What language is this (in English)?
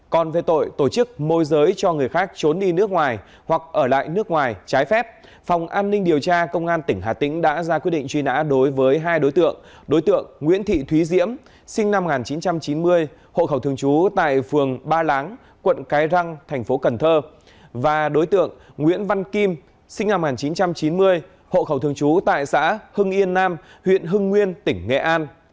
Vietnamese